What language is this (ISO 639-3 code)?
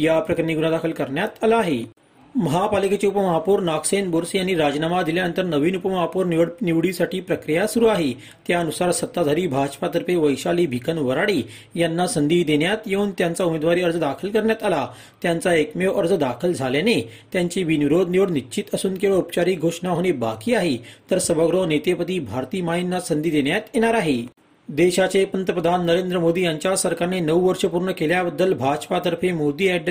mar